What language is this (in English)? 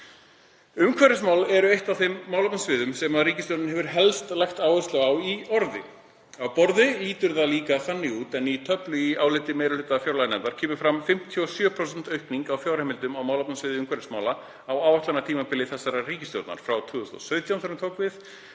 Icelandic